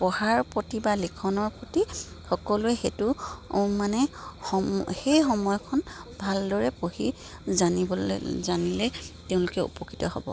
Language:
Assamese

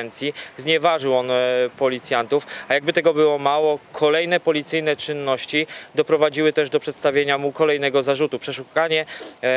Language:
Polish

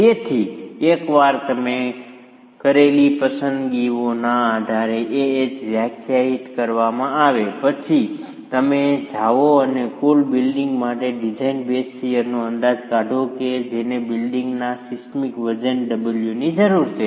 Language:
Gujarati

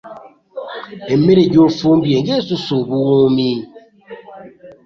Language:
Ganda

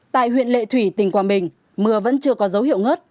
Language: Vietnamese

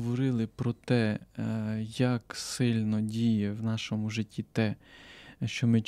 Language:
Ukrainian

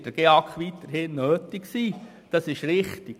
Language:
Swiss German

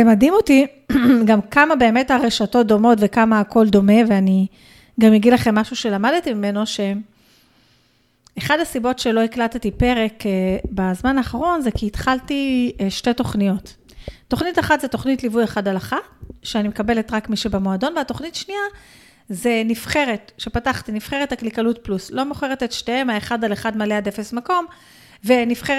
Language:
Hebrew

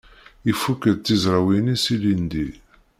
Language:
Kabyle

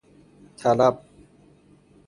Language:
Persian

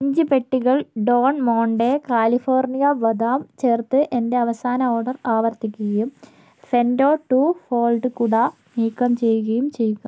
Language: Malayalam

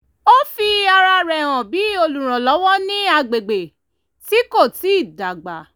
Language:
Yoruba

